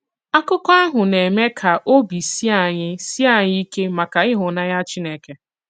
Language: Igbo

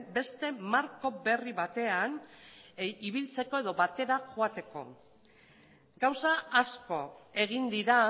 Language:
Basque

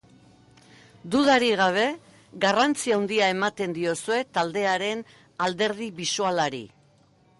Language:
Basque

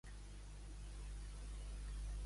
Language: Catalan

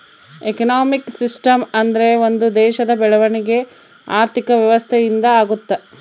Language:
Kannada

